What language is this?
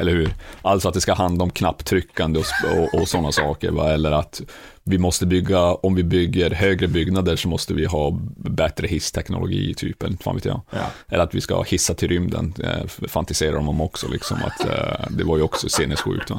Swedish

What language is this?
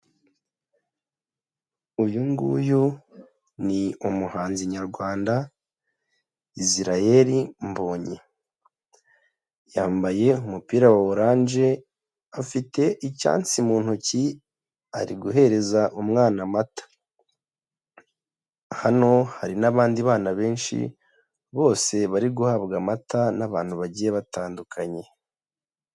Kinyarwanda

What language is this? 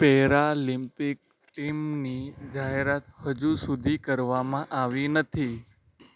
Gujarati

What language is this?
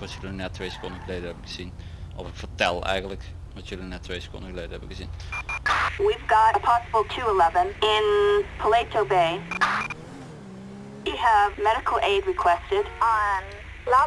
Dutch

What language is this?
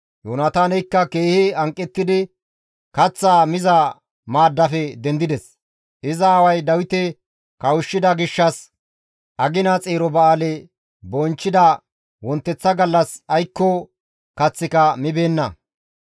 Gamo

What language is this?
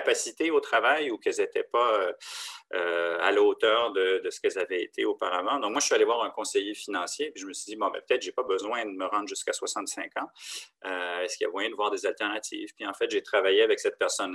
French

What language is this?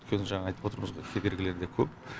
Kazakh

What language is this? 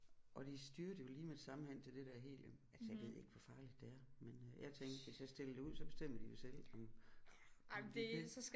Danish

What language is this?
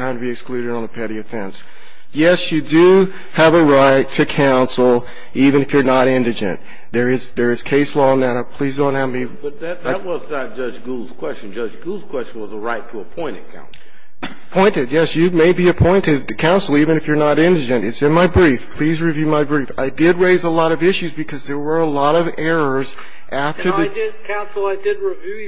English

